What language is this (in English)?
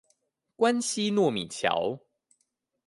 Chinese